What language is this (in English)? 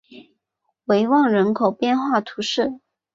Chinese